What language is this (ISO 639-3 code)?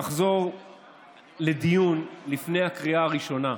heb